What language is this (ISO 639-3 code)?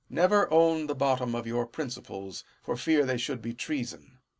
eng